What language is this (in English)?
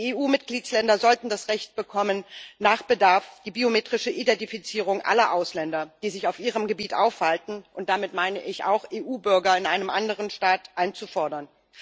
German